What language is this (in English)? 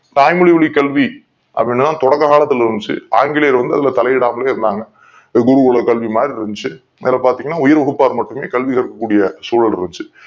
Tamil